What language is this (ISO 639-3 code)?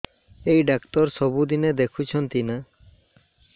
ori